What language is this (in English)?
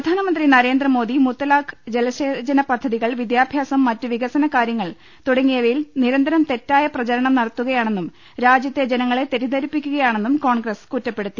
Malayalam